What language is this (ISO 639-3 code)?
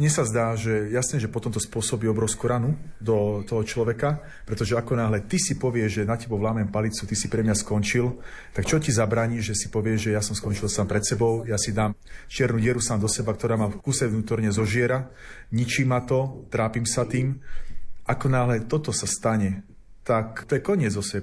slk